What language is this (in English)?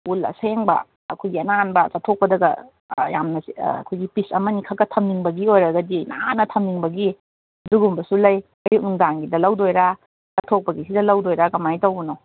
Manipuri